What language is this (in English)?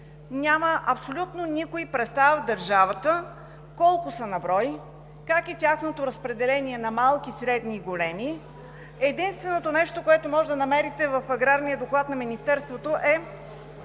Bulgarian